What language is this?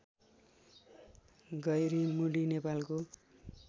Nepali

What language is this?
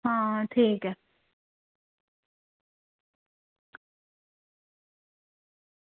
Dogri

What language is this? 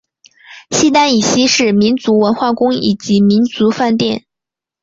Chinese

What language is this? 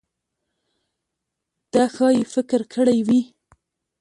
Pashto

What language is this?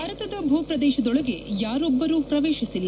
Kannada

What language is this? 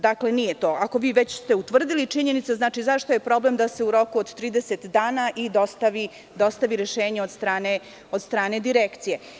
Serbian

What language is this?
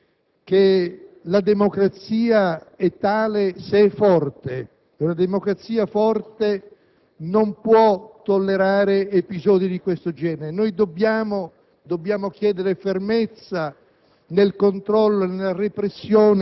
Italian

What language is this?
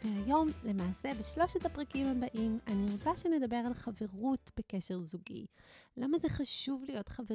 Hebrew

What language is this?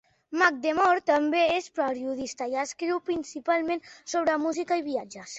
Catalan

